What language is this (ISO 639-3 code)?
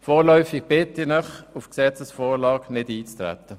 gsw